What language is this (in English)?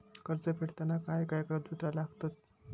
Marathi